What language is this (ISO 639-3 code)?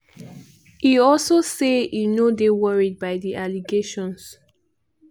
pcm